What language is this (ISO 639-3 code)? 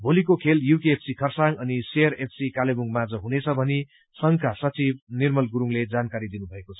nep